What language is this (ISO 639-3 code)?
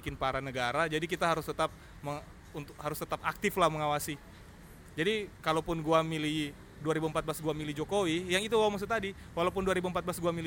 ind